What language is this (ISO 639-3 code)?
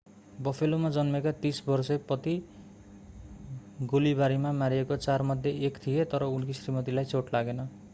nep